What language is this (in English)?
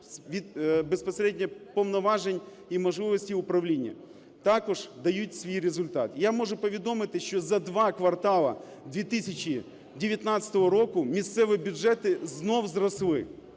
Ukrainian